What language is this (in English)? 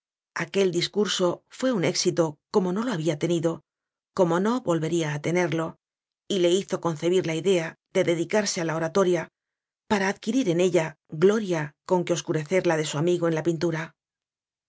Spanish